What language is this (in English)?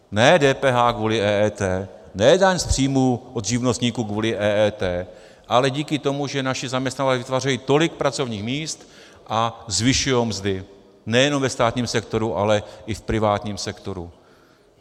Czech